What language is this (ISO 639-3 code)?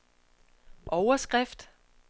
dan